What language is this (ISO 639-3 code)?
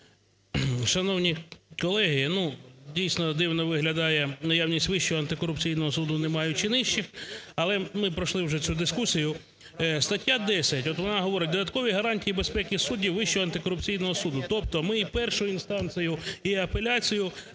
ukr